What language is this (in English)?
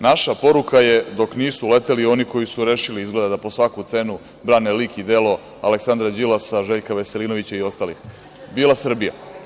Serbian